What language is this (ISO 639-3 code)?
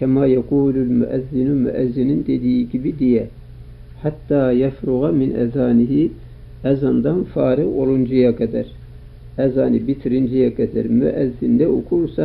tur